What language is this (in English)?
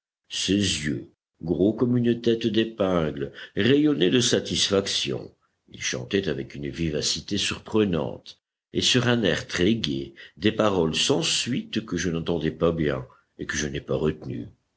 French